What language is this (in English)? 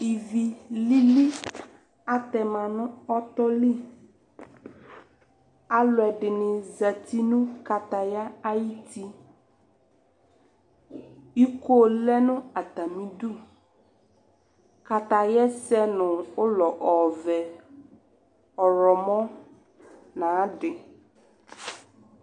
Ikposo